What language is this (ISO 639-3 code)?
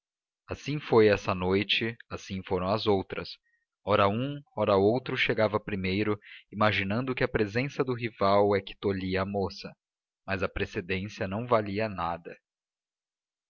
por